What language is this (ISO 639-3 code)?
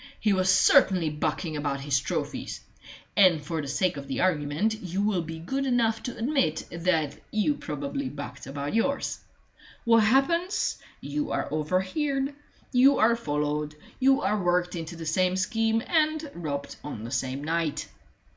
eng